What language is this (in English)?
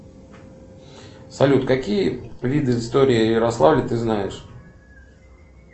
Russian